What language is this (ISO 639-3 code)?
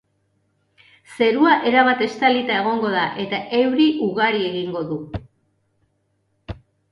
eus